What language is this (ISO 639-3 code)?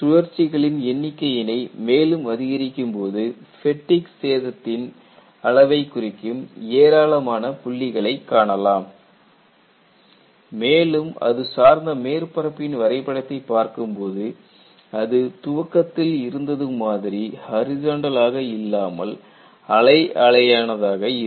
tam